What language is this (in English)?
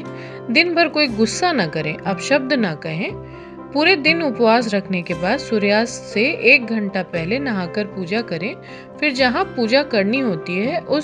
Hindi